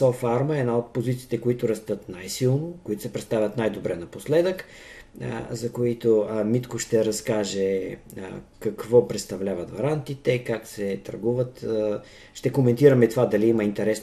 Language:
Bulgarian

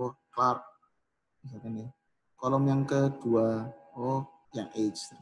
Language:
Indonesian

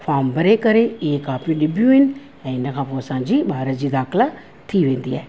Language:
Sindhi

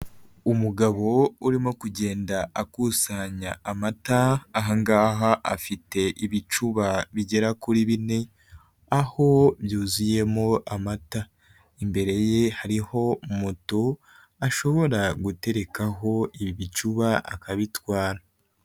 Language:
Kinyarwanda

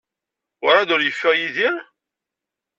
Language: Kabyle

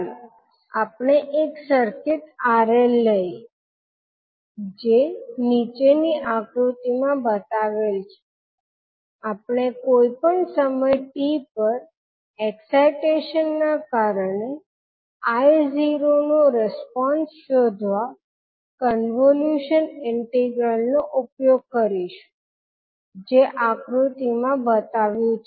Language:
Gujarati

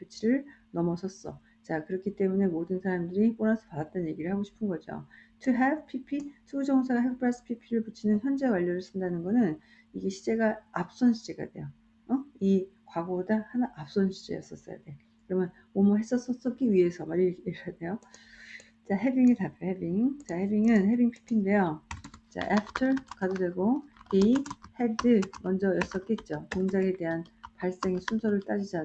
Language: Korean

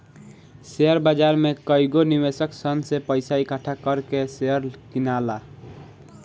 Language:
Bhojpuri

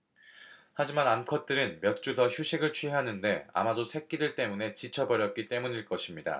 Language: Korean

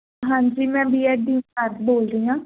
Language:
Punjabi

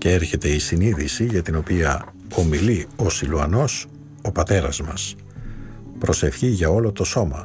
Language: Greek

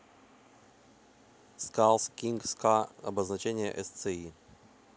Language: Russian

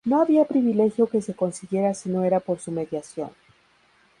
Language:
Spanish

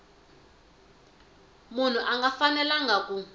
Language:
Tsonga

